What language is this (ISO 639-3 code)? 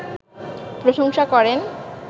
ben